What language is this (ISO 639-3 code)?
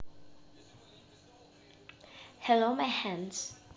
rus